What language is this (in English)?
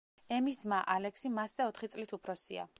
Georgian